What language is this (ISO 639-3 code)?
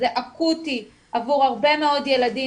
heb